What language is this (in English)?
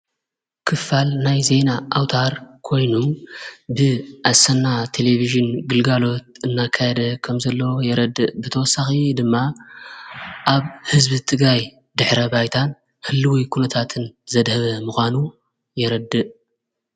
Tigrinya